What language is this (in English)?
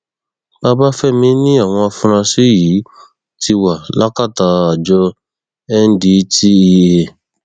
Yoruba